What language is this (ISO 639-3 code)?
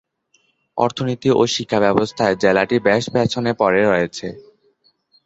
ben